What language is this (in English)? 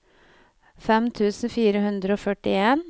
Norwegian